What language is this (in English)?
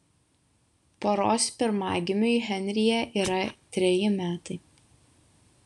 Lithuanian